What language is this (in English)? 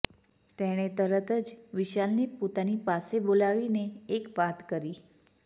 Gujarati